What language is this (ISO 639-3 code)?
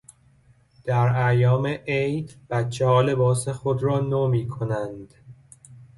fas